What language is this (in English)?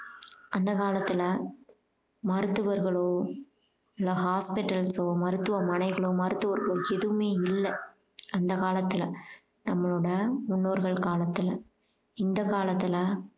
Tamil